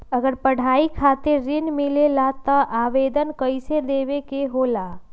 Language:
Magahi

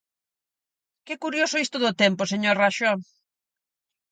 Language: Galician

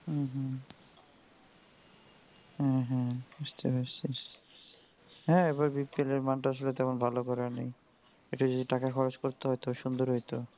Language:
Bangla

